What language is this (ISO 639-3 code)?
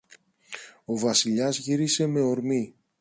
ell